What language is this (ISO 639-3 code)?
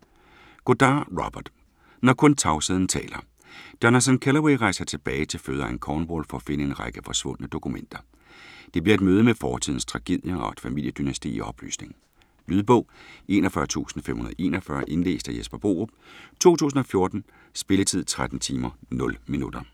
dan